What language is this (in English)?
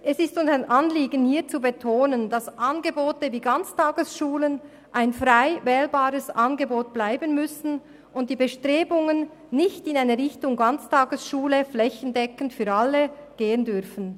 Swiss German